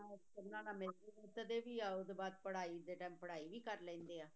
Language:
Punjabi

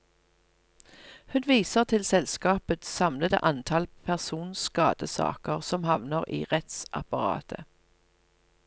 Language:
Norwegian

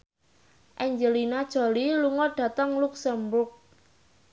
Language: Javanese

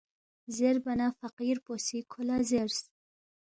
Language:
Balti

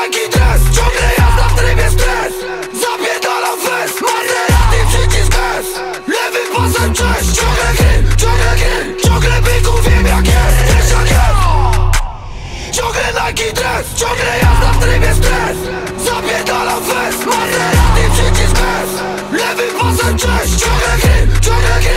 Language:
Polish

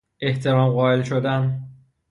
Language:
Persian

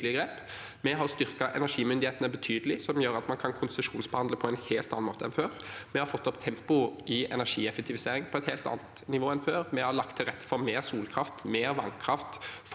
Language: Norwegian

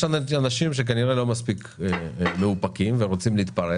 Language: Hebrew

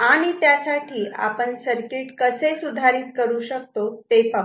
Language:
Marathi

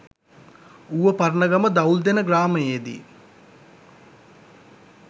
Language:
Sinhala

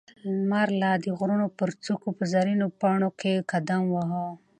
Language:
Pashto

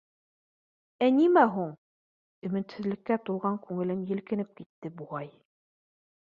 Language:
Bashkir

